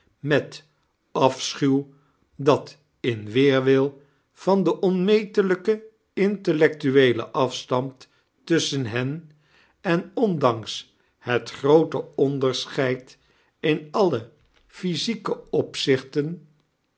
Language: Dutch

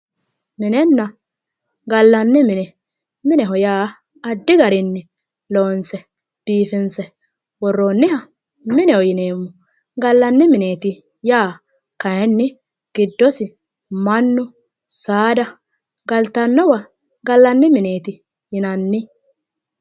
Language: Sidamo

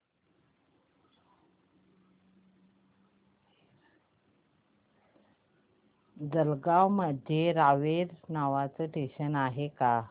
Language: Marathi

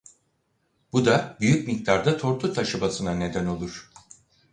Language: Turkish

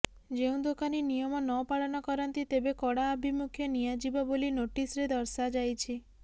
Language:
Odia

